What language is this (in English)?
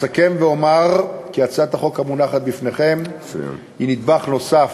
Hebrew